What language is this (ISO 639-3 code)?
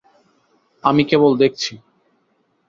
ben